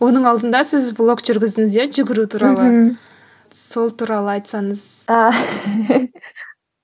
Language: Kazakh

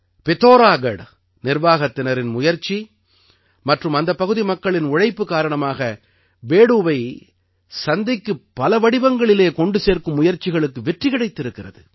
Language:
Tamil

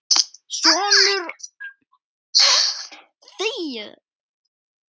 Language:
Icelandic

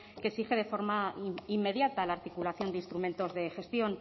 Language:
Spanish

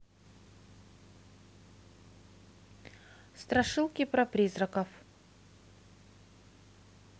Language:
Russian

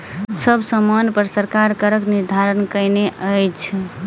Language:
Maithili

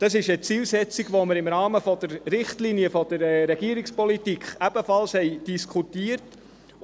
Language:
Swiss German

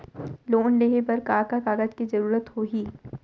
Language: Chhattisgarhi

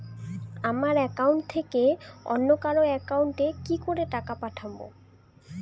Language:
Bangla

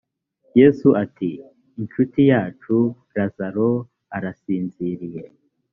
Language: Kinyarwanda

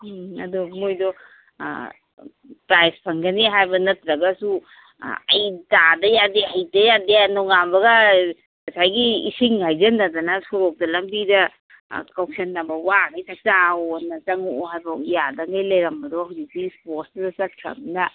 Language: Manipuri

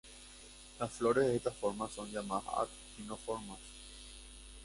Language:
Spanish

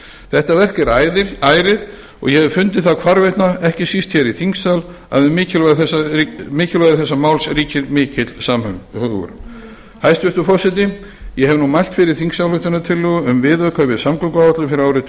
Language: Icelandic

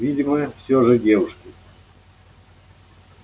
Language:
Russian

